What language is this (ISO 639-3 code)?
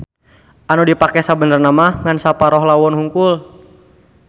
sun